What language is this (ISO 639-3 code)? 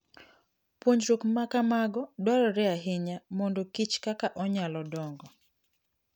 luo